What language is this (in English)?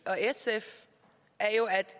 Danish